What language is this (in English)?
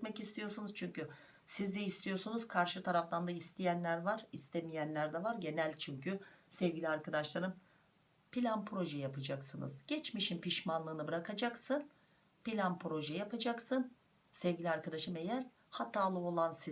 Turkish